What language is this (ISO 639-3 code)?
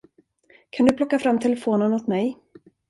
swe